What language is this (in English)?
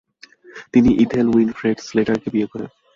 Bangla